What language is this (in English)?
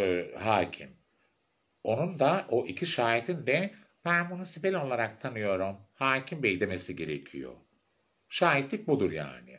Turkish